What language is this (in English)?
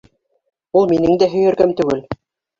Bashkir